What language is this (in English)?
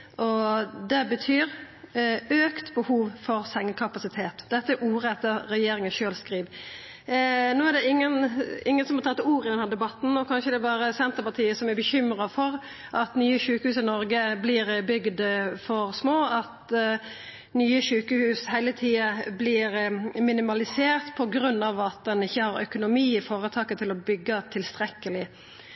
Norwegian Nynorsk